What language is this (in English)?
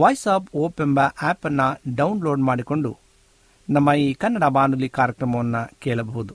Kannada